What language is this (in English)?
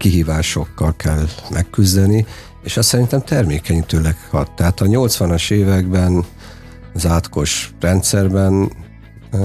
Hungarian